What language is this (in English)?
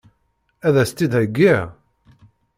Kabyle